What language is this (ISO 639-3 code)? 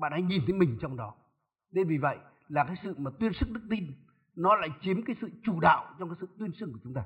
vie